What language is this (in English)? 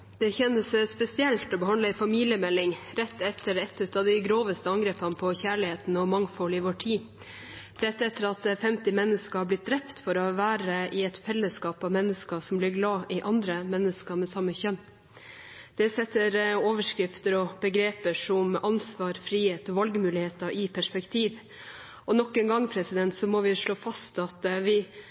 Norwegian